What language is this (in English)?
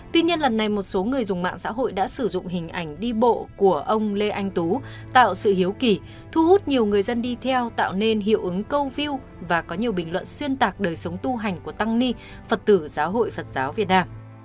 Vietnamese